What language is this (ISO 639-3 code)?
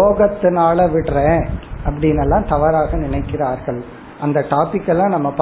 tam